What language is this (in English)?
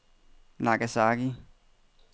Danish